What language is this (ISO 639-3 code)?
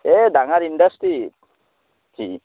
asm